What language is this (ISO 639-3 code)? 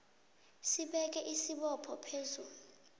nbl